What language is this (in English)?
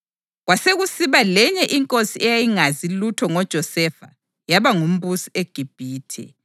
North Ndebele